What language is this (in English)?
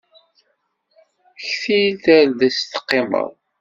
Kabyle